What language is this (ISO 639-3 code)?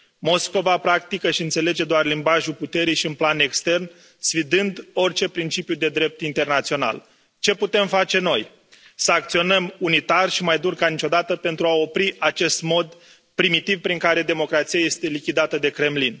ron